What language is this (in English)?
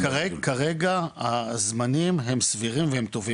Hebrew